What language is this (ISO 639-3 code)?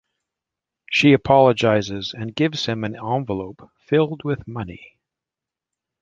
eng